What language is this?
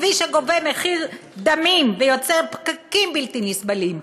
Hebrew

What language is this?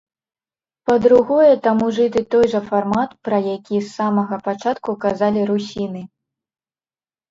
Belarusian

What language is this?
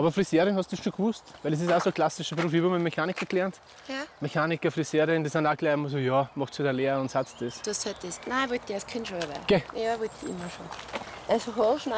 German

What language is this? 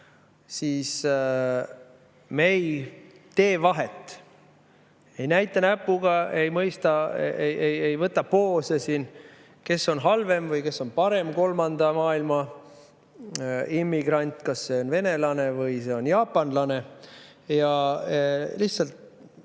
Estonian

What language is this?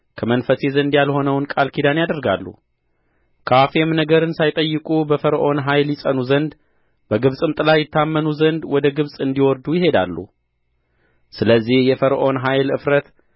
Amharic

